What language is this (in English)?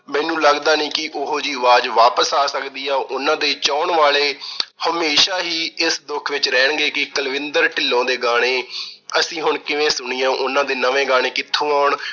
Punjabi